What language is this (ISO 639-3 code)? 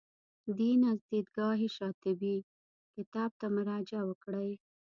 pus